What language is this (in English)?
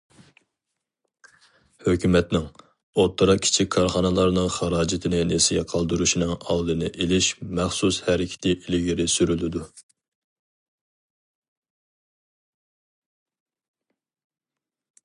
Uyghur